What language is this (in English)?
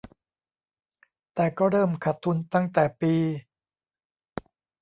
Thai